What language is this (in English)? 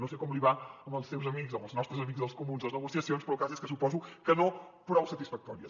Catalan